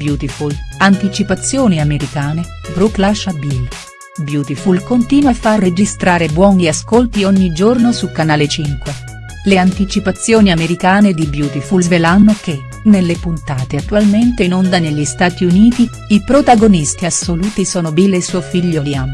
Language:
Italian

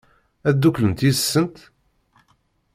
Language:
Kabyle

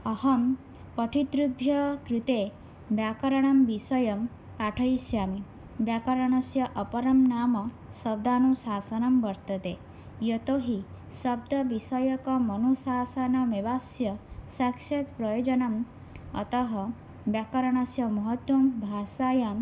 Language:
Sanskrit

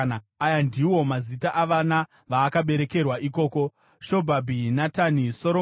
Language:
Shona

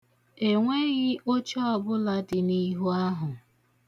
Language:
Igbo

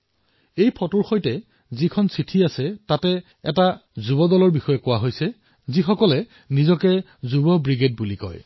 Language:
Assamese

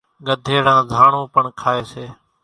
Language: Kachi Koli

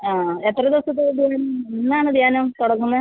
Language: Malayalam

